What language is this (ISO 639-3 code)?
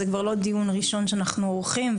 heb